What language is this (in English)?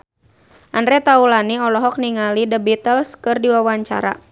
Sundanese